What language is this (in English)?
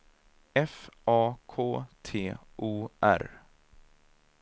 Swedish